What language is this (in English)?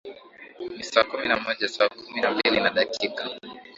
Swahili